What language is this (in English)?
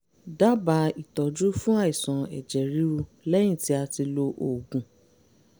Yoruba